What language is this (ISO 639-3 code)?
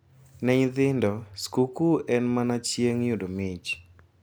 luo